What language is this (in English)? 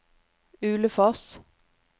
Norwegian